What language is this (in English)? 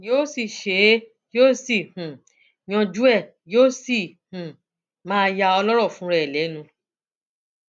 Yoruba